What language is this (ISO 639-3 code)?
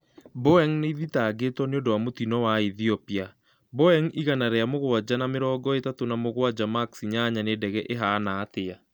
kik